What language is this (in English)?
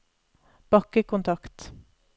Norwegian